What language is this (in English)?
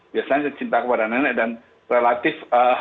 Indonesian